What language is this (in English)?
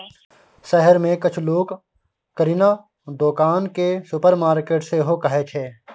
Maithili